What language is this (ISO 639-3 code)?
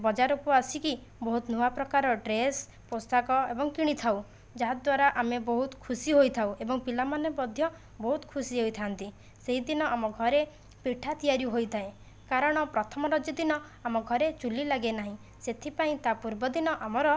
ori